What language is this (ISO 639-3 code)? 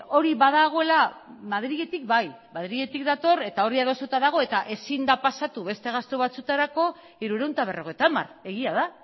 eus